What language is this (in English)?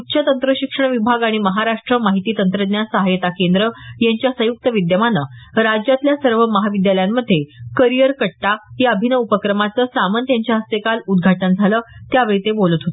Marathi